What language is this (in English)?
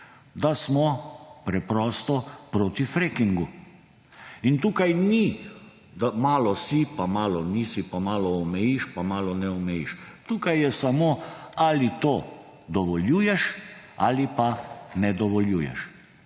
Slovenian